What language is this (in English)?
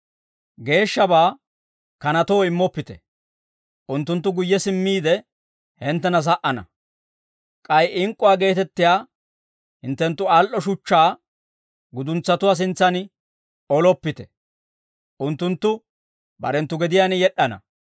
Dawro